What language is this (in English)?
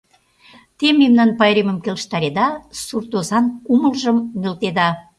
Mari